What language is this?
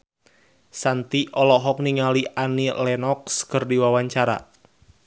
Sundanese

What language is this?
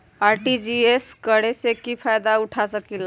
Magahi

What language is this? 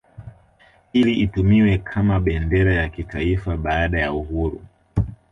Swahili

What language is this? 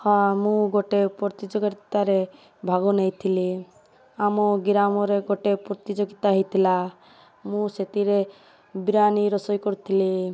Odia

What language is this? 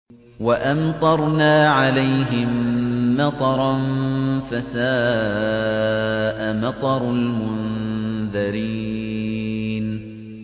Arabic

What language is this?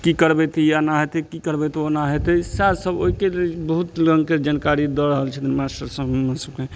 Maithili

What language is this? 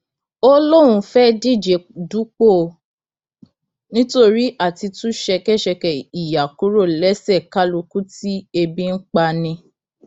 Yoruba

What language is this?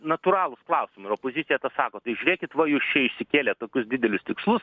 Lithuanian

